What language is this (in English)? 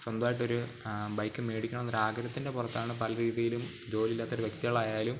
Malayalam